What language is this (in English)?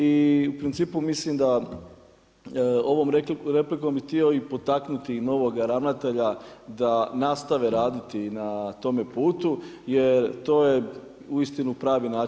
Croatian